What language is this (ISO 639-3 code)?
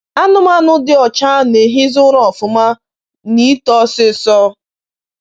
ibo